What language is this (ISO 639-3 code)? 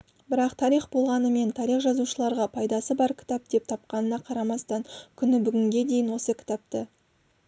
kaz